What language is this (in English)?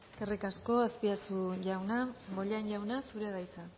Basque